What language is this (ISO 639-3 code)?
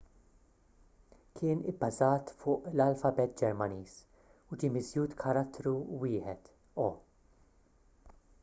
mlt